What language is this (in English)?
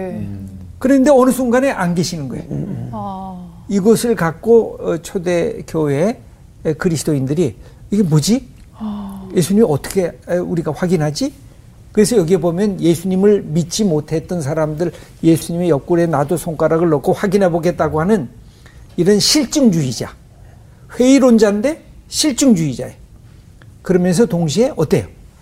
Korean